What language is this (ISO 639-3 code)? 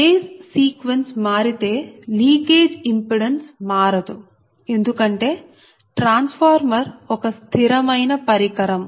tel